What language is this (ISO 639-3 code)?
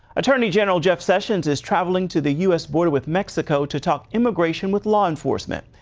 eng